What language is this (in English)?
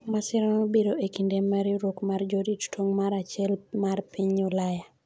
Luo (Kenya and Tanzania)